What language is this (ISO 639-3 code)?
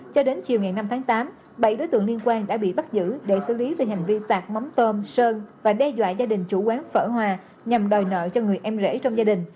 vie